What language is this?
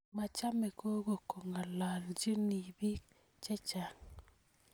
Kalenjin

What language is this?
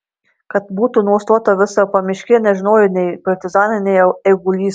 Lithuanian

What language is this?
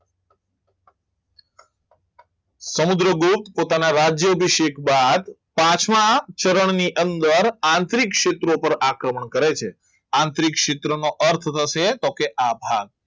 Gujarati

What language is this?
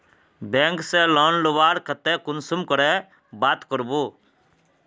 Magahi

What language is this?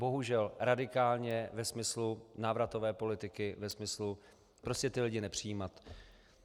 Czech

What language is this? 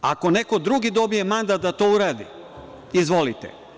Serbian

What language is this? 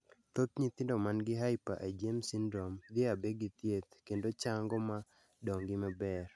Luo (Kenya and Tanzania)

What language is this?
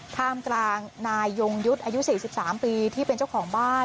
Thai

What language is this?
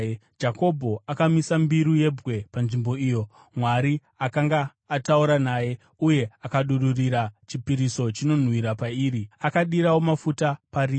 Shona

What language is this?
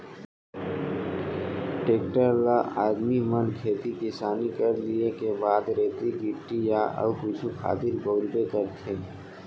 Chhattisgarhi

